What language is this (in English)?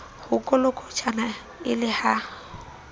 Southern Sotho